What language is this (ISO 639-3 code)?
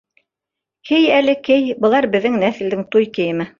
bak